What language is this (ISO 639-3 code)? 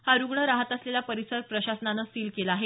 mar